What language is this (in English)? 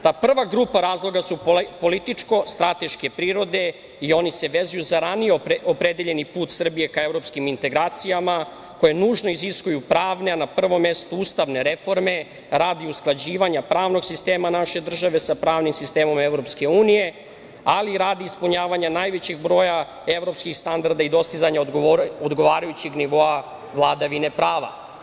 Serbian